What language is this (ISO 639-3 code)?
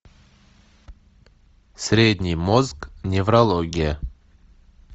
rus